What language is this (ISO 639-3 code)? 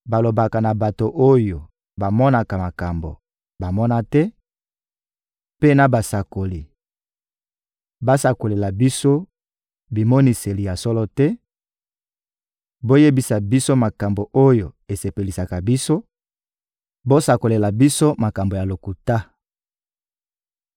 lin